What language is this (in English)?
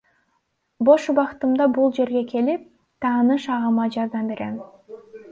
Kyrgyz